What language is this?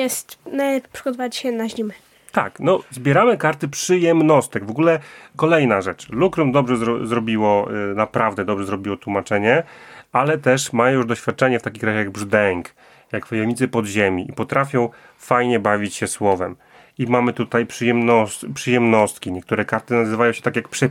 Polish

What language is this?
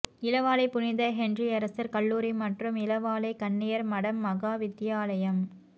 Tamil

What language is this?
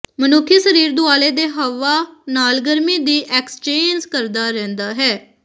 Punjabi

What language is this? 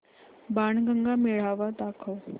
Marathi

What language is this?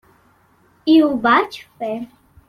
Catalan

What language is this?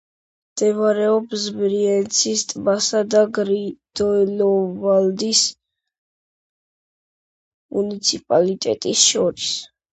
Georgian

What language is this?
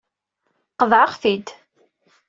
Kabyle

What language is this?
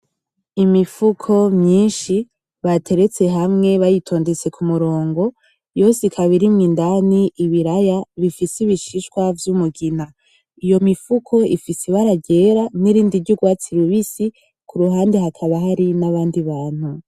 Rundi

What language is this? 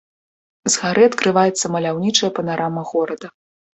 Belarusian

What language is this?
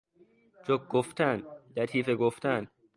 Persian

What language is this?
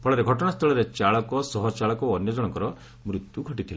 Odia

